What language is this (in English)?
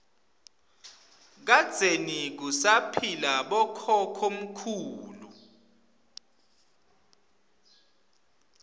Swati